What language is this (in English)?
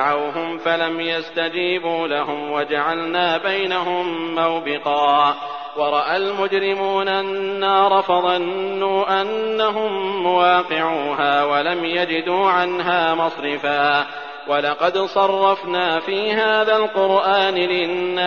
Arabic